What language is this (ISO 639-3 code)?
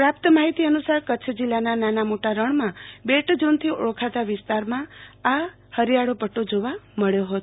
guj